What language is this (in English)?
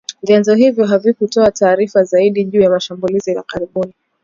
Swahili